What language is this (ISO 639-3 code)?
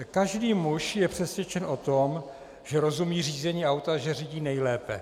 ces